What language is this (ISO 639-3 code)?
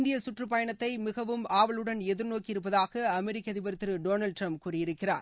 tam